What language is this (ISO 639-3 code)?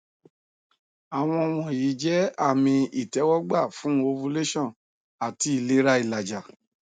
yor